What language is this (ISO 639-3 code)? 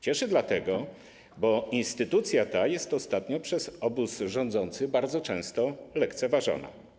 pol